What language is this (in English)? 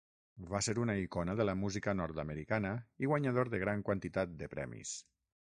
Catalan